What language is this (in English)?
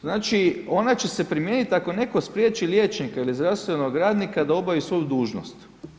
Croatian